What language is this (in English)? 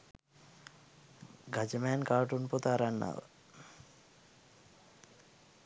Sinhala